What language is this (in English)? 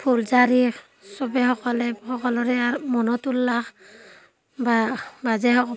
Assamese